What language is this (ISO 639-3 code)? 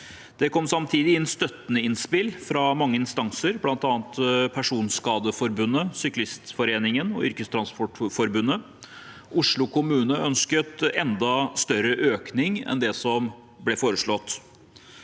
nor